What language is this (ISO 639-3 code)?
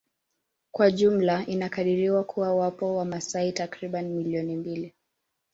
swa